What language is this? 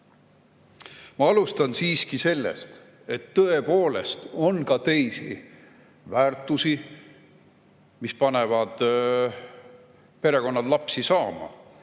Estonian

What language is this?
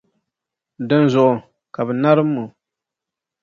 Dagbani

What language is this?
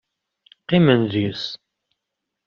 Kabyle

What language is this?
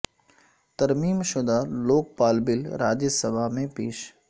Urdu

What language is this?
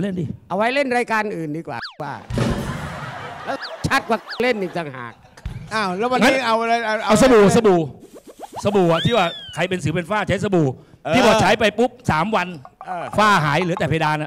Thai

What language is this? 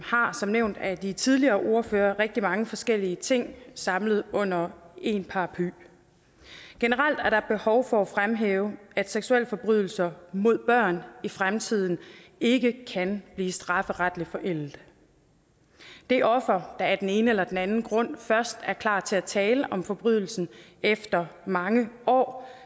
Danish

